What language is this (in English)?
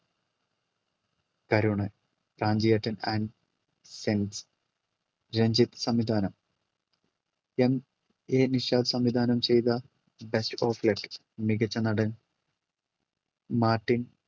Malayalam